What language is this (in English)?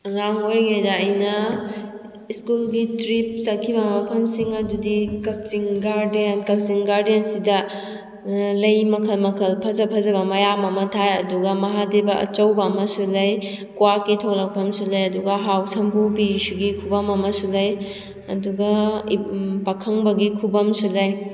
Manipuri